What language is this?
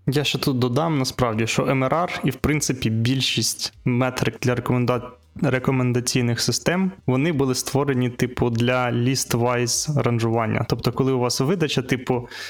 Ukrainian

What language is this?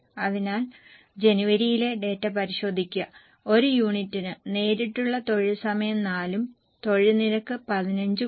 Malayalam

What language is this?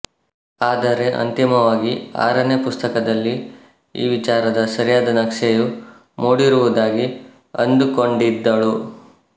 Kannada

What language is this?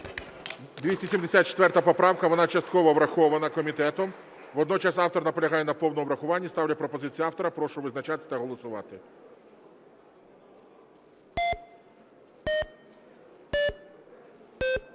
Ukrainian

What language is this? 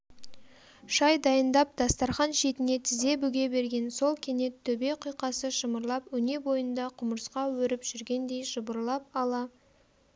Kazakh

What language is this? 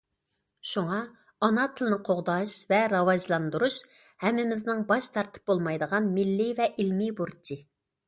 Uyghur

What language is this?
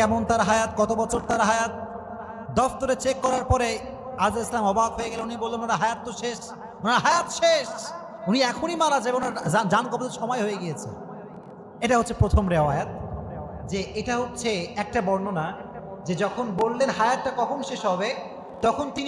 Bangla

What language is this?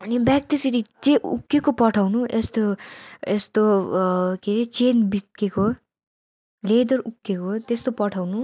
Nepali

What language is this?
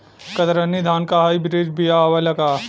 Bhojpuri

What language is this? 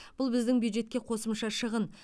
Kazakh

